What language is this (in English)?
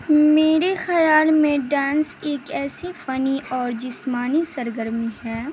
Urdu